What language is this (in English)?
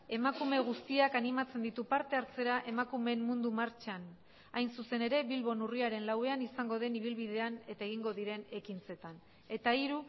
Basque